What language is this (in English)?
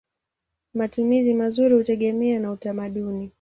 Swahili